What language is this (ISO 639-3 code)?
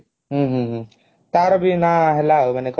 ori